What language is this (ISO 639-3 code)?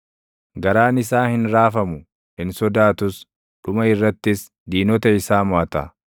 orm